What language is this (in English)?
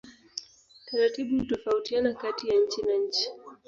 Swahili